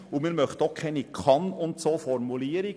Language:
Swiss German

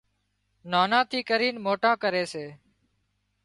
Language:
Wadiyara Koli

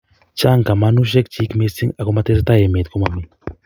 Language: Kalenjin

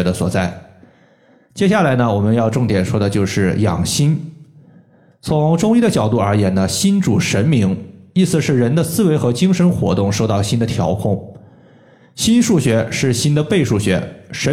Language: Chinese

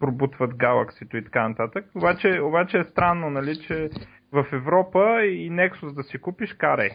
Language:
Bulgarian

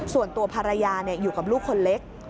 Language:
Thai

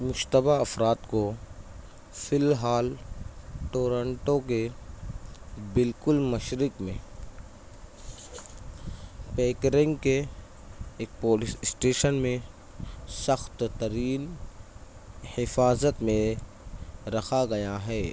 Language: Urdu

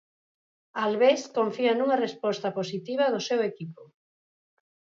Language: Galician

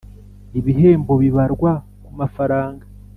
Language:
Kinyarwanda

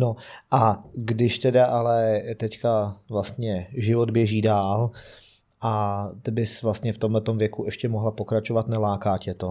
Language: Czech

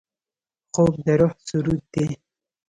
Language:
Pashto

